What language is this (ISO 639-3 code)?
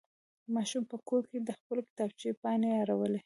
pus